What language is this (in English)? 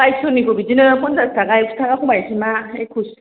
Bodo